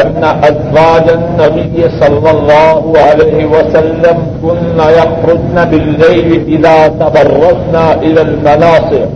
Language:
Urdu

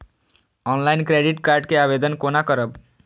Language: Maithili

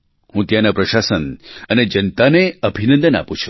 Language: Gujarati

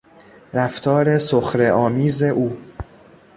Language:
Persian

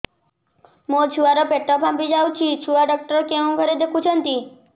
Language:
Odia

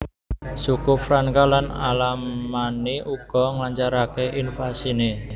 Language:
Javanese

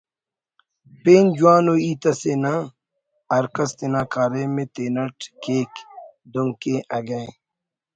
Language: Brahui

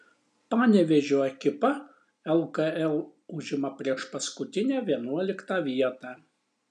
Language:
Lithuanian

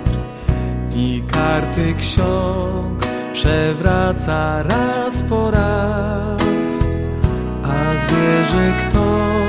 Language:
Polish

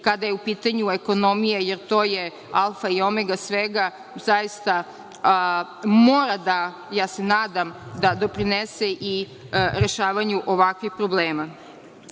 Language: Serbian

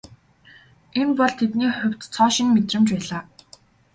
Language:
Mongolian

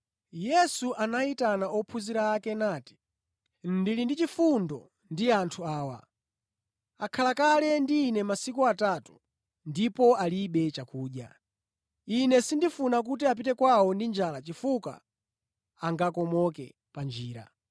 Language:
Nyanja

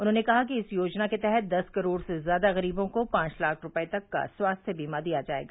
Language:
Hindi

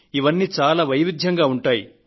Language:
Telugu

